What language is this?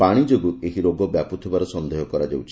Odia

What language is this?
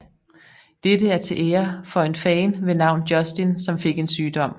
Danish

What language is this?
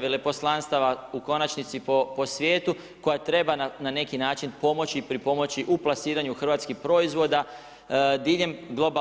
Croatian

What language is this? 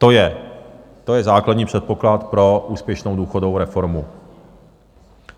Czech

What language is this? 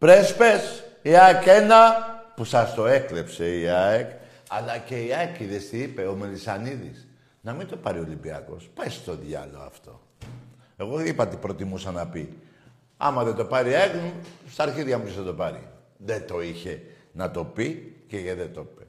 Greek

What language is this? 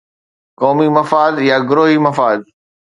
Sindhi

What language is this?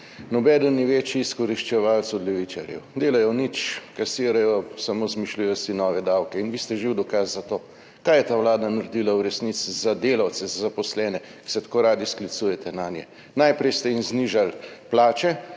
Slovenian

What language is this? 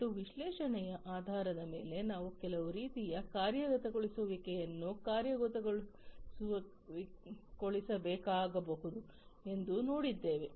Kannada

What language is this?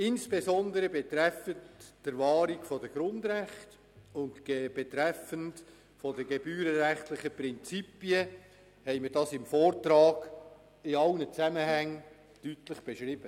Swiss German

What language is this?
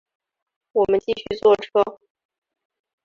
Chinese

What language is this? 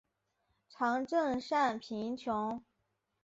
Chinese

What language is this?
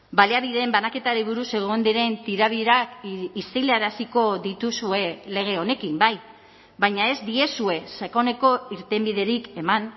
Basque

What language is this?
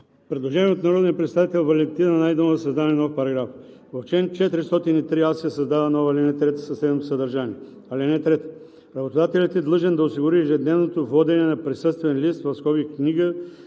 Bulgarian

